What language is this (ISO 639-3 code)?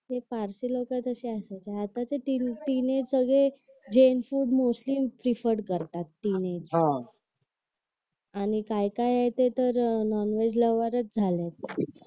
mar